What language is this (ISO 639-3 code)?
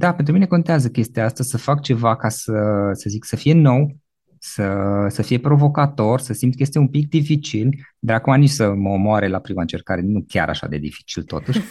ron